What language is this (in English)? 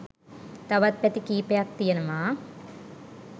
Sinhala